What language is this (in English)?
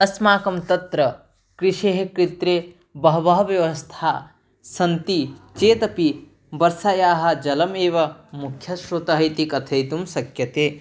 Sanskrit